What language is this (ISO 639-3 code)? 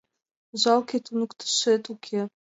chm